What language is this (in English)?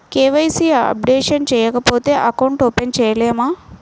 Telugu